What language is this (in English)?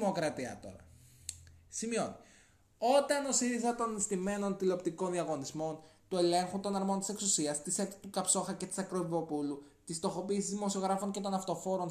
Greek